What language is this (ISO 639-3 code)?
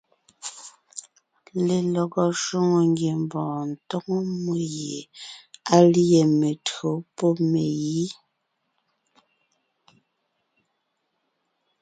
nnh